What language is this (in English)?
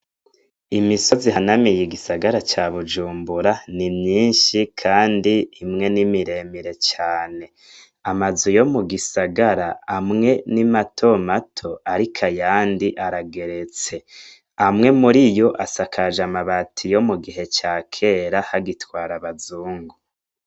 Rundi